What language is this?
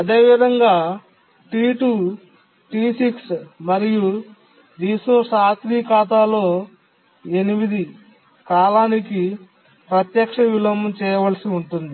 Telugu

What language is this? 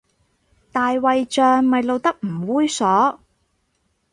Cantonese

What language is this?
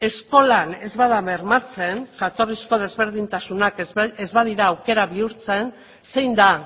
Basque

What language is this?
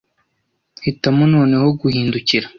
Kinyarwanda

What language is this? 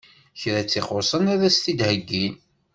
Kabyle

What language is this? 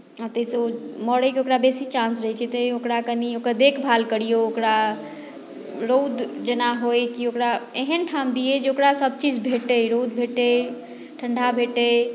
Maithili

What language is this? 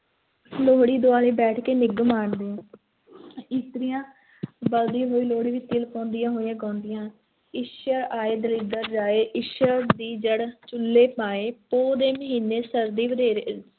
Punjabi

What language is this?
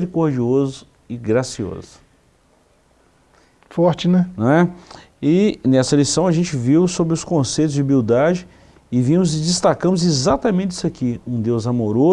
Portuguese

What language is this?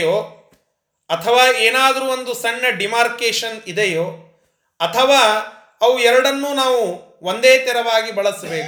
Kannada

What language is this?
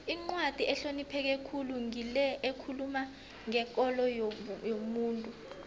South Ndebele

